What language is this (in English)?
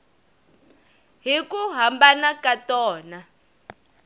Tsonga